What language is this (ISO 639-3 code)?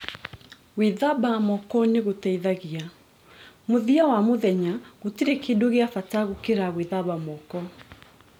kik